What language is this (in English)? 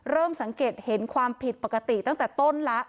Thai